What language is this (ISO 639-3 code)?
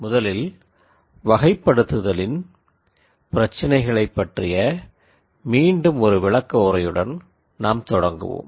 tam